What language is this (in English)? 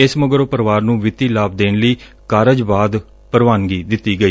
Punjabi